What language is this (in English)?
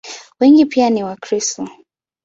Swahili